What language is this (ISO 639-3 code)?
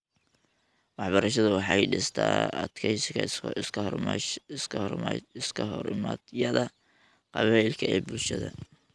som